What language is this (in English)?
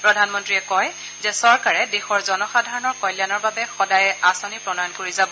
Assamese